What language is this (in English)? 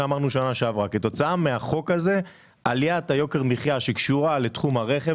Hebrew